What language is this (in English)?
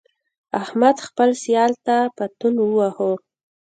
Pashto